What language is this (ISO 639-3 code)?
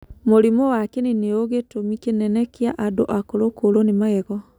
kik